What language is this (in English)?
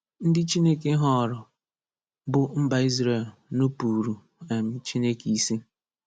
Igbo